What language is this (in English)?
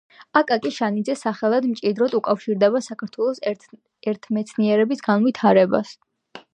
Georgian